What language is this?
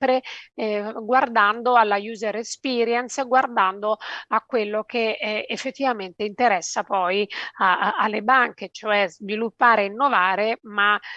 Italian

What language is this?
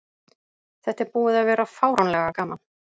Icelandic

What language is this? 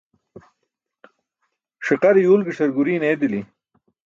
Burushaski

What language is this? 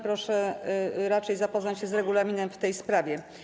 Polish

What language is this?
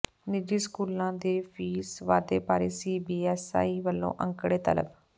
Punjabi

